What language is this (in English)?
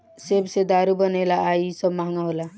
Bhojpuri